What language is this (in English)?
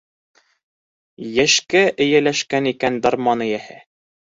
Bashkir